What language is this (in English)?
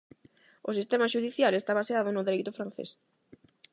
Galician